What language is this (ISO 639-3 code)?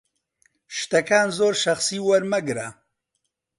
ckb